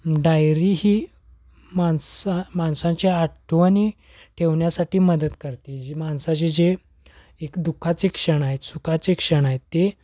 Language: Marathi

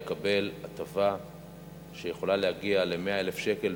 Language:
Hebrew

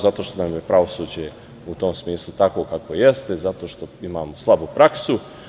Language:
Serbian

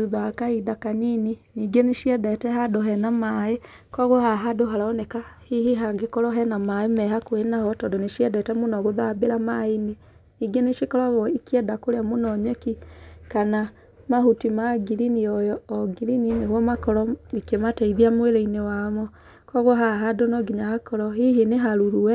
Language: Kikuyu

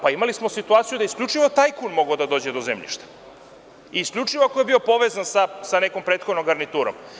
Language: Serbian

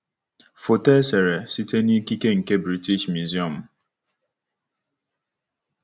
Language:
Igbo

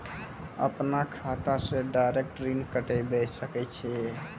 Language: Maithili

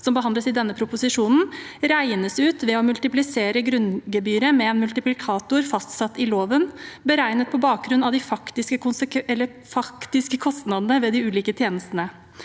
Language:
Norwegian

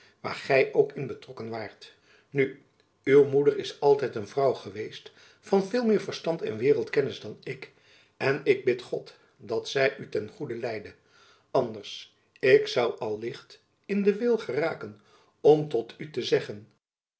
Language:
Dutch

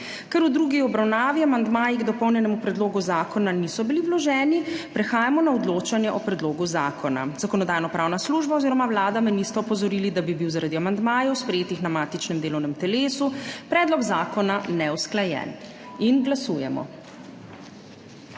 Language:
Slovenian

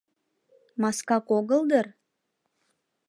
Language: Mari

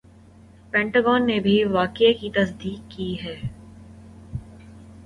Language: Urdu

